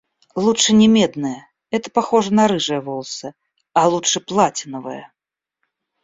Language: Russian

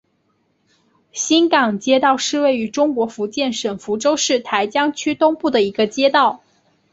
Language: Chinese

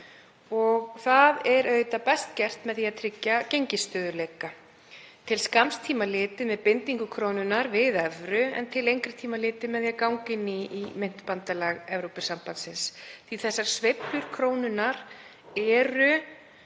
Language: Icelandic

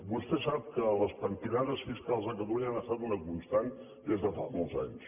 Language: Catalan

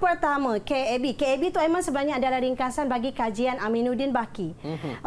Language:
Malay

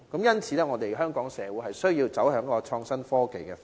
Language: Cantonese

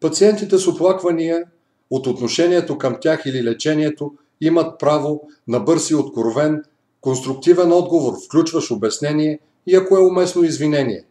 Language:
Bulgarian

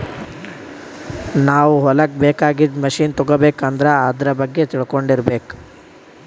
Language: Kannada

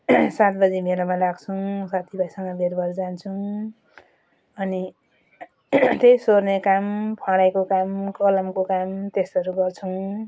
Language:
Nepali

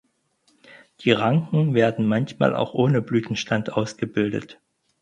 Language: German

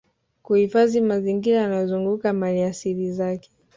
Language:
Swahili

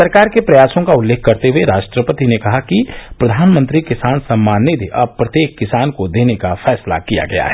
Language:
Hindi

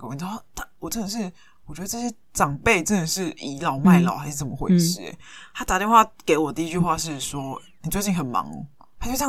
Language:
Chinese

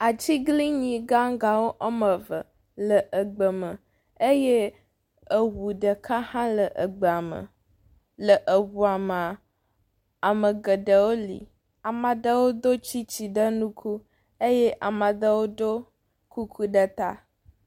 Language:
Ewe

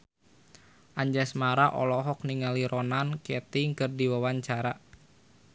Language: Sundanese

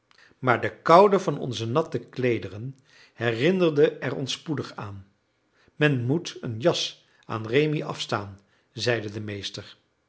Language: Dutch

